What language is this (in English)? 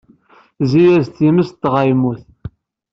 Kabyle